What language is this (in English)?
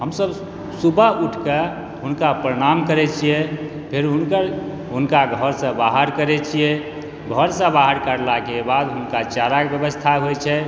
Maithili